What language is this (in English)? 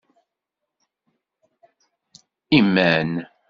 Kabyle